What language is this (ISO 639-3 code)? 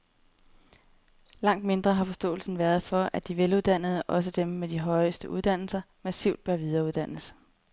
dan